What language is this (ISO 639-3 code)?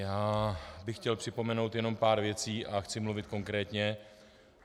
ces